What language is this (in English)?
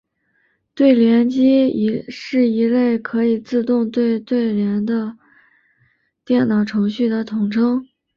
Chinese